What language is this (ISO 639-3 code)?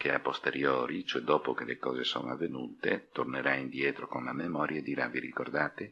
ita